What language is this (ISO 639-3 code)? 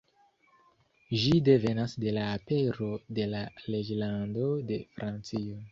epo